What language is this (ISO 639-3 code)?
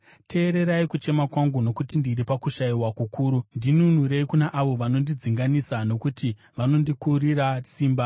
sna